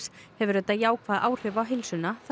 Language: Icelandic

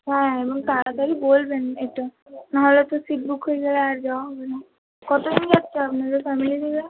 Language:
Bangla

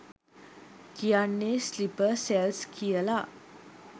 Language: Sinhala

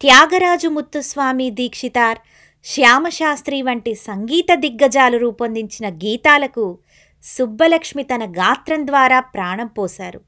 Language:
Telugu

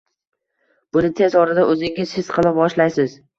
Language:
Uzbek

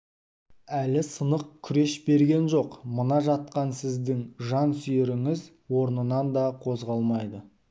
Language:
Kazakh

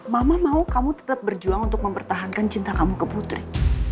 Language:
Indonesian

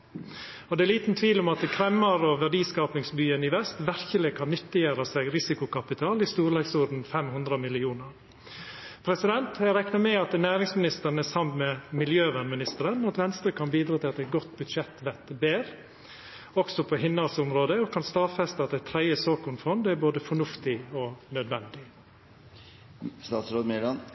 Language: Norwegian Nynorsk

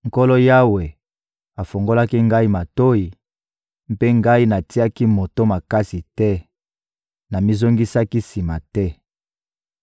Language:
Lingala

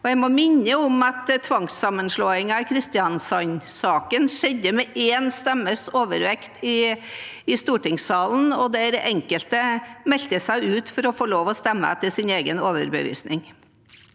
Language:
Norwegian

